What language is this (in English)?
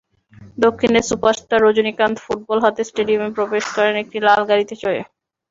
Bangla